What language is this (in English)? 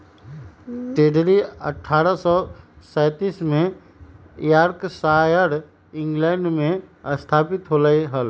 Magahi